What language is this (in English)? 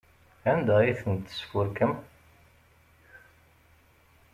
Kabyle